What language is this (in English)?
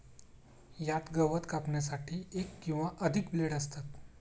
Marathi